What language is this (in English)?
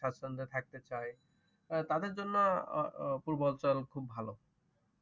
Bangla